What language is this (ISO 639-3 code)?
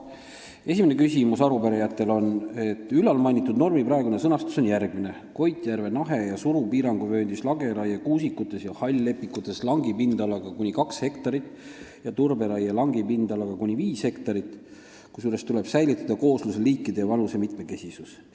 est